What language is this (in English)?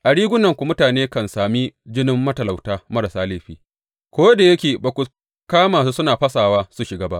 Hausa